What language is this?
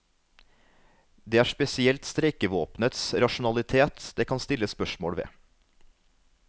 Norwegian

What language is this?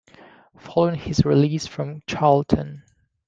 English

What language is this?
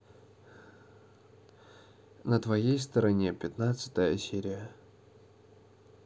Russian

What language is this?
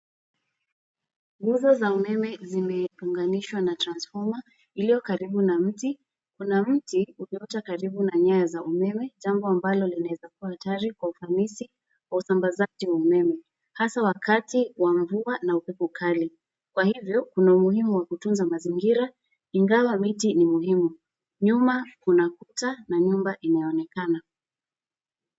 Swahili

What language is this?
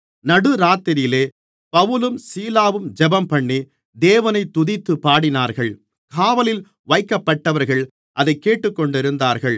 Tamil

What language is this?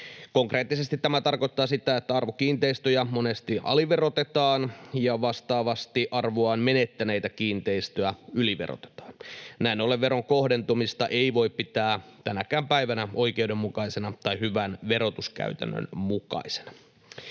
Finnish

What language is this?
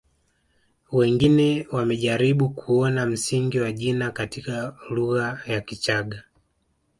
Swahili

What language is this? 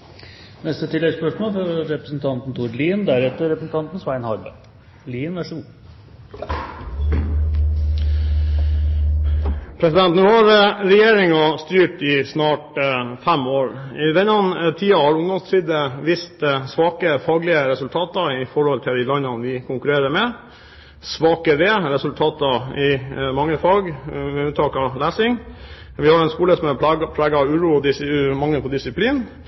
Norwegian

